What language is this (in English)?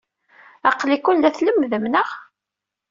Kabyle